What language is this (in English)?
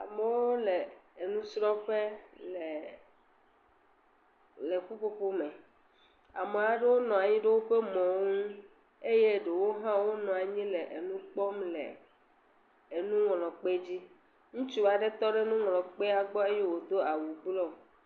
Ewe